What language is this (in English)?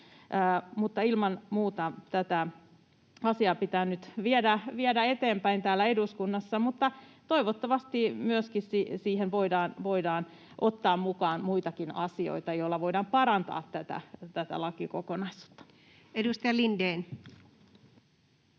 Finnish